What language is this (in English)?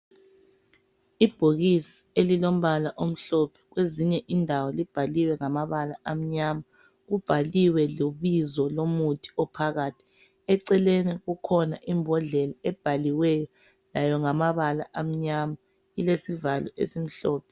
North Ndebele